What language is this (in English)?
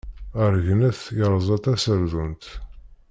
Kabyle